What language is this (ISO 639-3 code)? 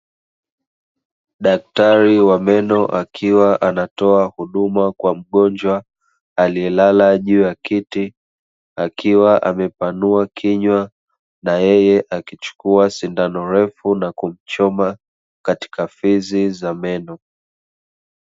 swa